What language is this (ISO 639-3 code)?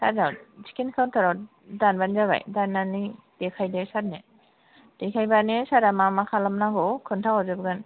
brx